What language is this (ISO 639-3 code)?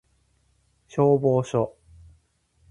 jpn